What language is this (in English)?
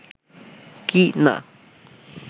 Bangla